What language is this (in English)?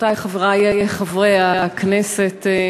Hebrew